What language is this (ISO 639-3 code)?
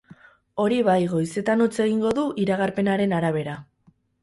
eus